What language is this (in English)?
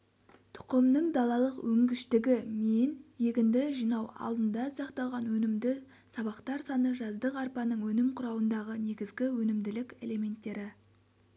Kazakh